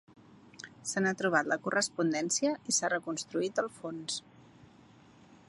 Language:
Catalan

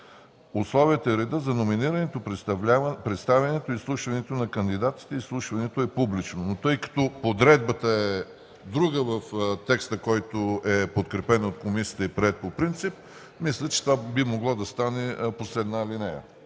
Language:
Bulgarian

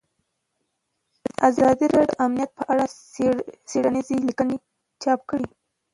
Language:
Pashto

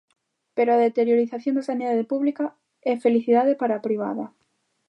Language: Galician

